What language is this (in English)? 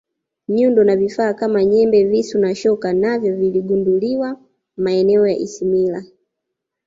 Swahili